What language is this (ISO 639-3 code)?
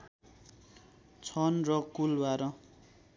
nep